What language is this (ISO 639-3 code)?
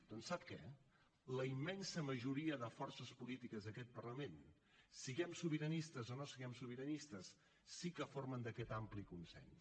cat